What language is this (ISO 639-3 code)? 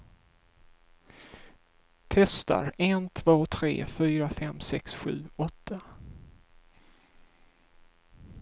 swe